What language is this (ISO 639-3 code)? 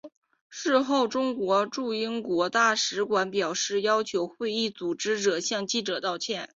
zho